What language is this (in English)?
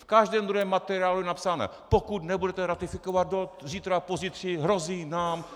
Czech